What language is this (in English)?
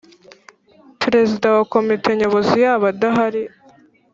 Kinyarwanda